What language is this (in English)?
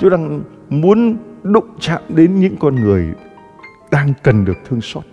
Vietnamese